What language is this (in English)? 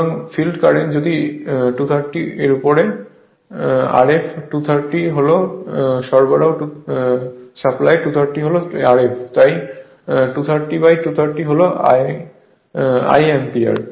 Bangla